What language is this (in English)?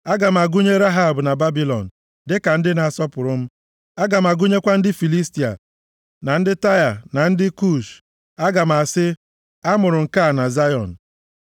Igbo